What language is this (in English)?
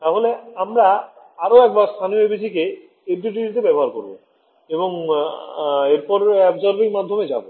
Bangla